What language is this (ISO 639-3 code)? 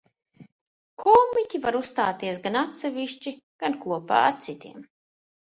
lav